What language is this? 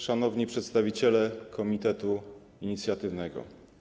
Polish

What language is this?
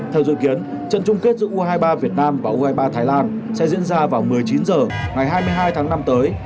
Vietnamese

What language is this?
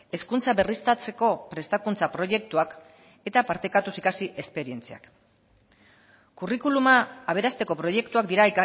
Basque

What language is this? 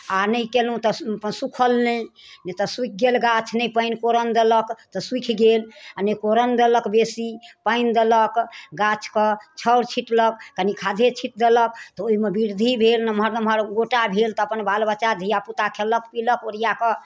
Maithili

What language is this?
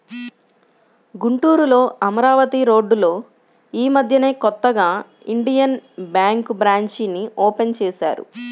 Telugu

